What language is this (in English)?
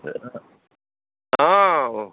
Assamese